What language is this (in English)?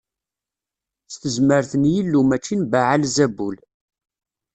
Kabyle